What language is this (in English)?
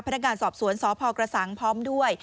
Thai